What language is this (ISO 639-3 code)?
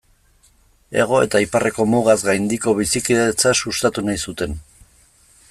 eus